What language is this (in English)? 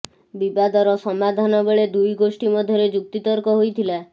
Odia